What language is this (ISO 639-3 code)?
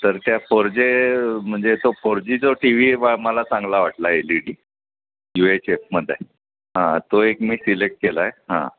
mar